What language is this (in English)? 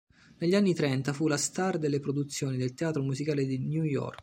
Italian